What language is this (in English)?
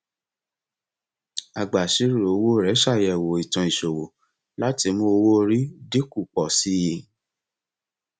Yoruba